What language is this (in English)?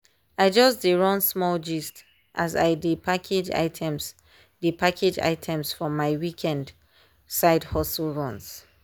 Nigerian Pidgin